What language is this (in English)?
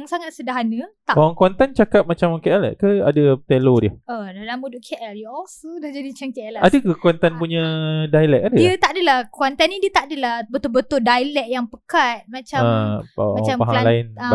Malay